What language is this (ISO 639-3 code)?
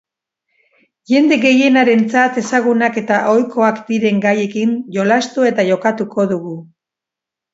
eus